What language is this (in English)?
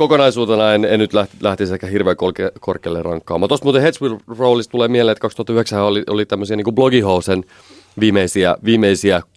Finnish